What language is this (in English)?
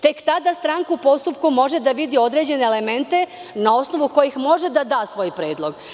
Serbian